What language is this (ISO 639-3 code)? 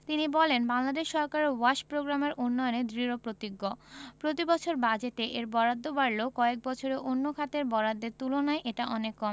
ben